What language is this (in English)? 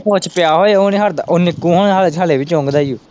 Punjabi